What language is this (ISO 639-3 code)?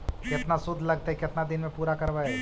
mag